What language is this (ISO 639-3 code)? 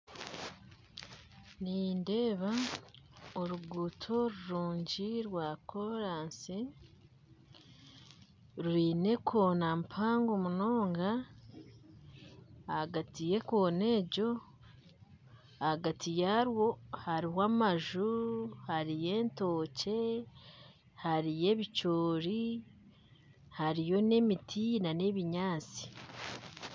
nyn